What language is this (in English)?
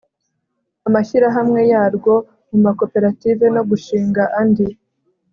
Kinyarwanda